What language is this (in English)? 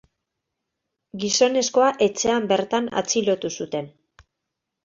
Basque